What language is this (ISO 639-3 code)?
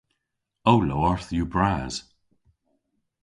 cor